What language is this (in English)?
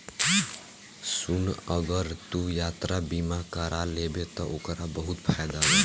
Bhojpuri